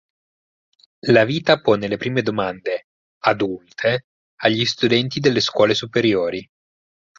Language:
Italian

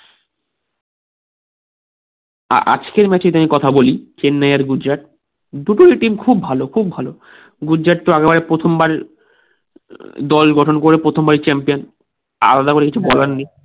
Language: Bangla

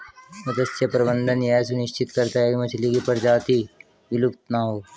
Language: Hindi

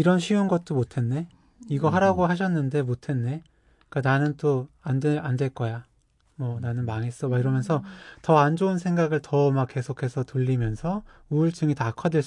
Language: Korean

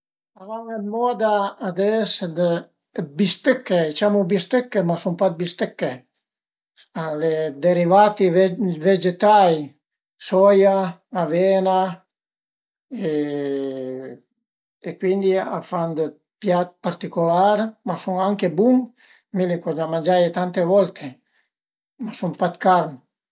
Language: Piedmontese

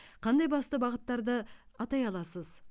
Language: Kazakh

